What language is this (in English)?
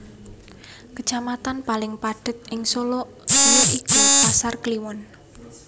Javanese